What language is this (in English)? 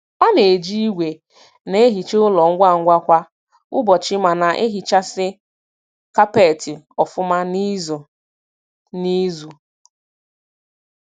Igbo